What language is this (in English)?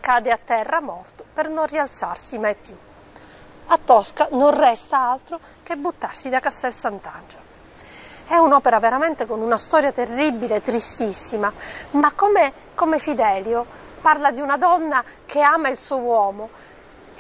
Italian